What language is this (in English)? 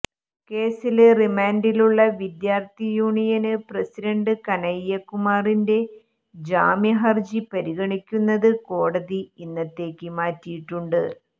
Malayalam